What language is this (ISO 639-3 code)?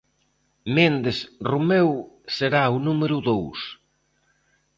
glg